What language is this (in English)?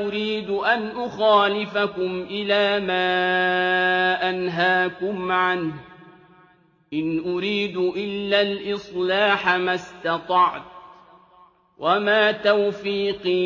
Arabic